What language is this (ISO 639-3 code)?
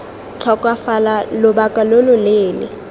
tsn